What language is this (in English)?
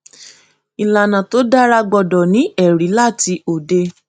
Yoruba